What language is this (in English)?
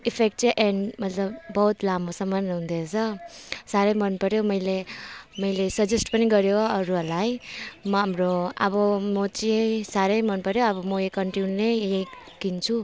Nepali